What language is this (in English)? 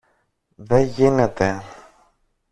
Greek